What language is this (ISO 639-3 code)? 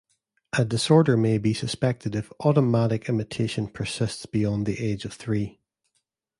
eng